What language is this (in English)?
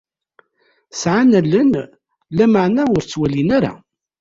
Kabyle